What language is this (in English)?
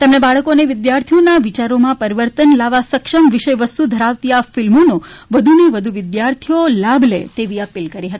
Gujarati